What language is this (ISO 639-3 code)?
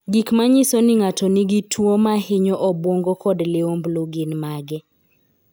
luo